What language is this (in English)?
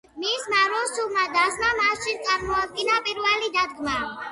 Georgian